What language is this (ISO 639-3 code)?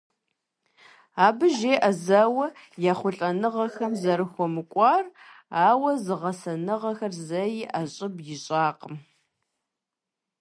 kbd